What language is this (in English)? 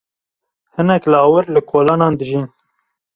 Kurdish